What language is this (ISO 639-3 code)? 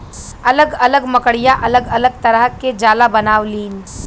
bho